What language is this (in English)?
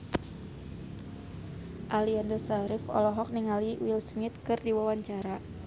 Sundanese